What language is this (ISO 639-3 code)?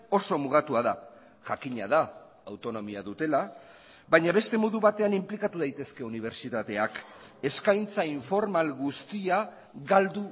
eus